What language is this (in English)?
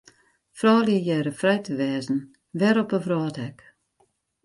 Western Frisian